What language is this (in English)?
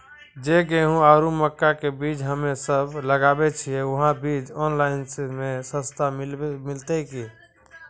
Maithili